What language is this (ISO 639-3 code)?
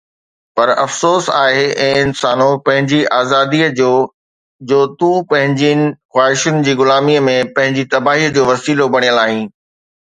snd